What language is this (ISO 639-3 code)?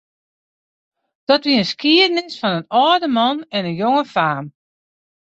fry